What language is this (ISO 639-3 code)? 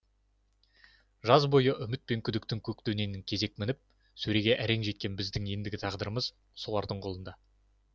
kaz